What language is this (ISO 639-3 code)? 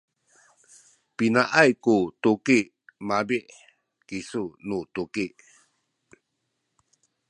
szy